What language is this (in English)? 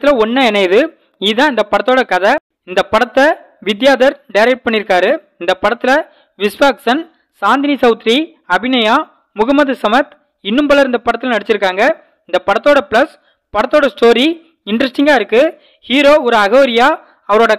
Tamil